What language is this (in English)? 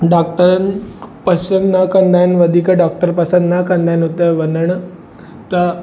Sindhi